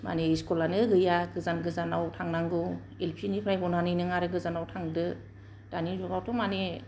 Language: Bodo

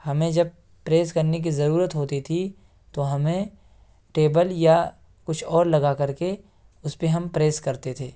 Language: Urdu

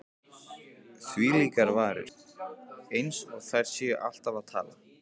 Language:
Icelandic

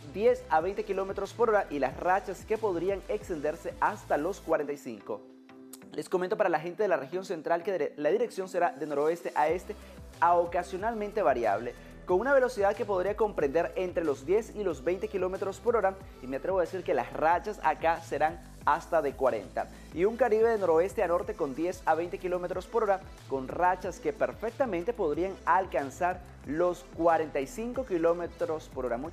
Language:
Spanish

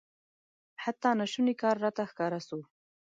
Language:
Pashto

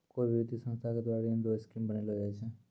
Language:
Maithili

